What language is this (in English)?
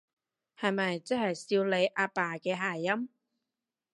Cantonese